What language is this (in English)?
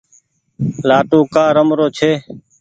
Goaria